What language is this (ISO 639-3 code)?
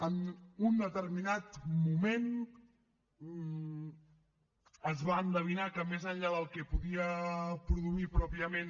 cat